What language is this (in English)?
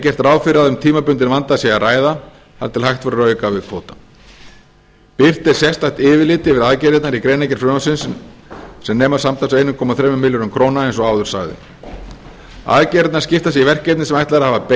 Icelandic